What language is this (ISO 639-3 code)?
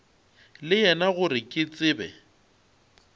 nso